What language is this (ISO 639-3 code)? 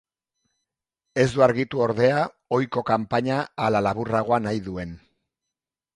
eus